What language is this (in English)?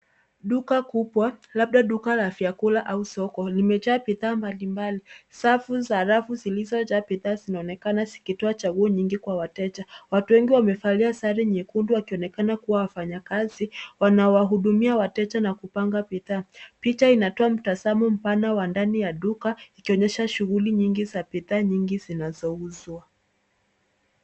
Swahili